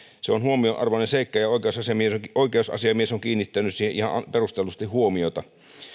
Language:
Finnish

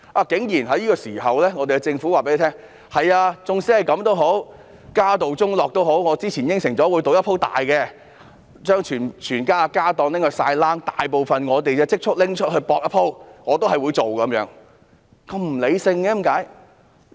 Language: Cantonese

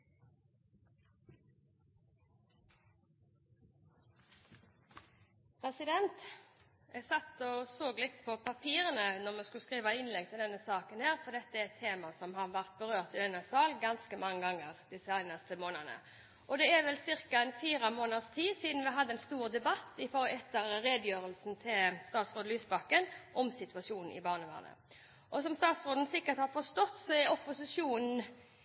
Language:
Norwegian Bokmål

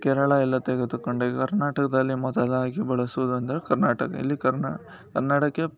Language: Kannada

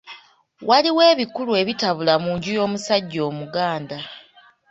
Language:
Ganda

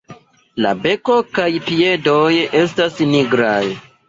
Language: Esperanto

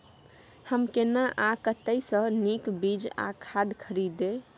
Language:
Maithili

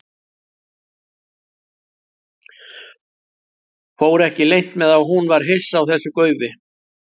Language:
Icelandic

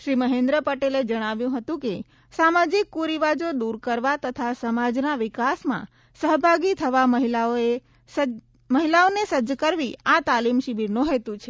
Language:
Gujarati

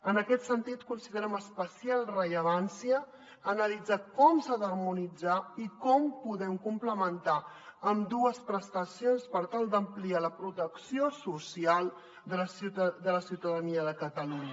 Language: Catalan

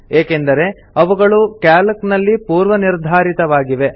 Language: Kannada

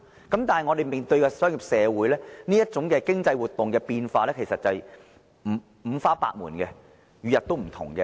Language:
Cantonese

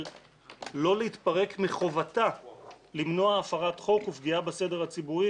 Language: Hebrew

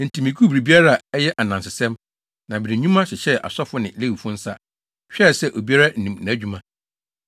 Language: Akan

